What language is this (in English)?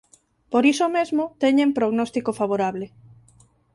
Galician